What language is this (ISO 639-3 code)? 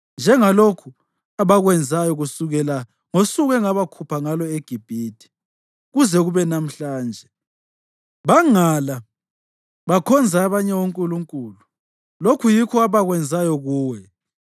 nde